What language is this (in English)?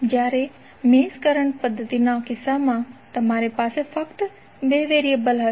Gujarati